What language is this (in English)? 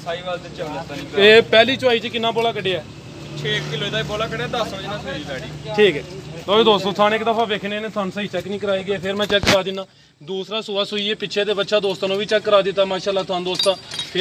Punjabi